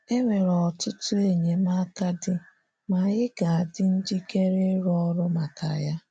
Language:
Igbo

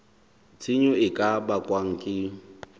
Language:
Southern Sotho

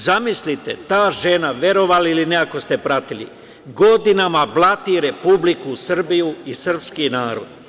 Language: Serbian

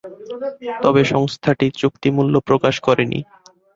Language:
Bangla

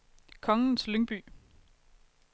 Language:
Danish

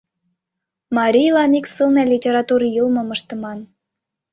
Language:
Mari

